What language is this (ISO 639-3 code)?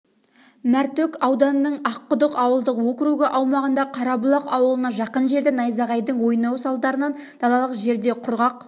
kaz